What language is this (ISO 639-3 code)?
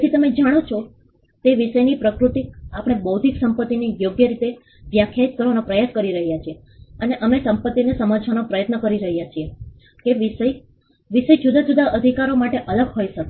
guj